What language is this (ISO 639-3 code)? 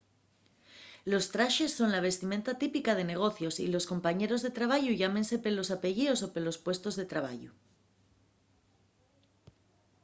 ast